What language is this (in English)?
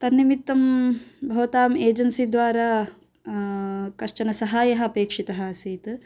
Sanskrit